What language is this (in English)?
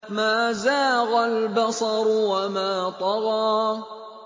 Arabic